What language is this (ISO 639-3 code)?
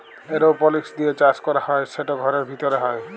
ben